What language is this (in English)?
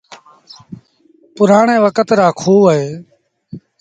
Sindhi Bhil